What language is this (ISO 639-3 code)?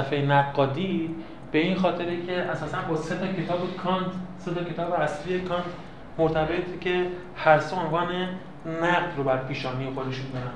fas